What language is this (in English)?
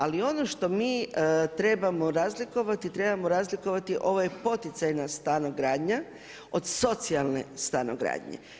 Croatian